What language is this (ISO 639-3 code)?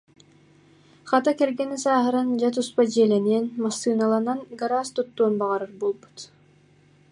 sah